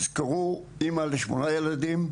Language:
Hebrew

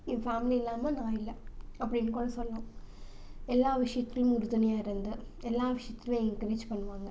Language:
Tamil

